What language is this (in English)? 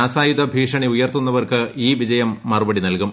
Malayalam